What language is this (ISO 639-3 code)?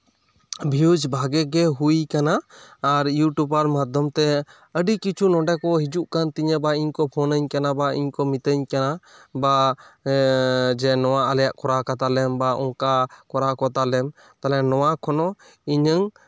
sat